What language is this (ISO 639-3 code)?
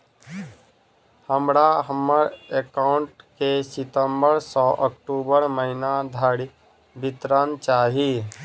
mai